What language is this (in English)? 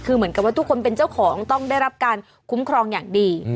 Thai